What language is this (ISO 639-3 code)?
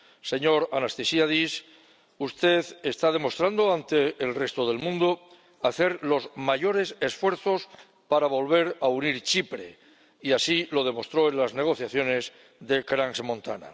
spa